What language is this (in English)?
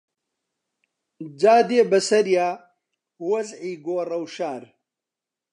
Central Kurdish